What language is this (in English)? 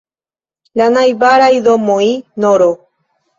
Esperanto